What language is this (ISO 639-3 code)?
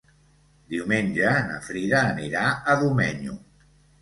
cat